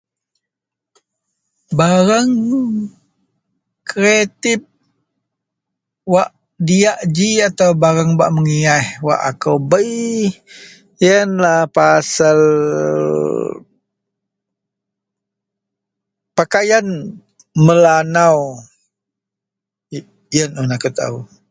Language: Central Melanau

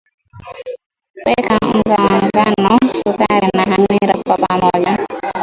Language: Swahili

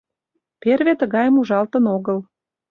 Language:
Mari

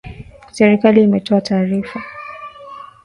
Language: Swahili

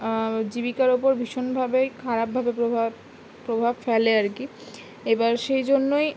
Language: Bangla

